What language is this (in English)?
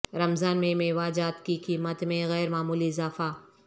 Urdu